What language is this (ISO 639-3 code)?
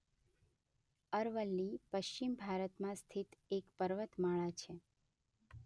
guj